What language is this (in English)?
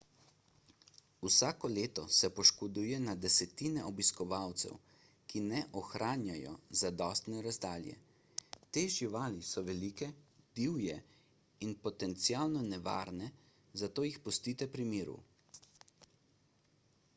Slovenian